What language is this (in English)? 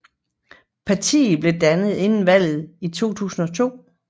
Danish